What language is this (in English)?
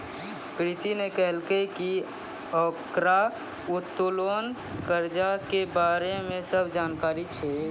Maithili